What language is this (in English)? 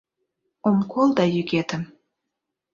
Mari